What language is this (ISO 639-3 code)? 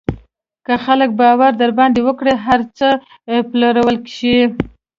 pus